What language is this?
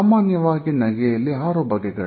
Kannada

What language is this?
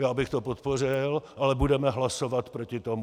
Czech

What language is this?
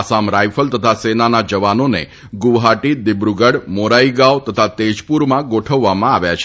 Gujarati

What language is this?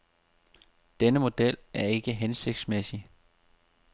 Danish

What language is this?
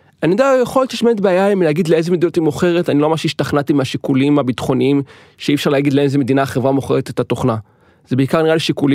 Hebrew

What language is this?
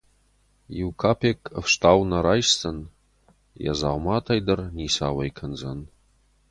Ossetic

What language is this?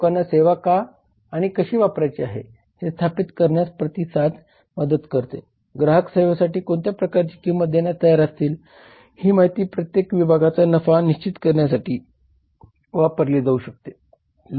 Marathi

